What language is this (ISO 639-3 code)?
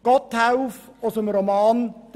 gsw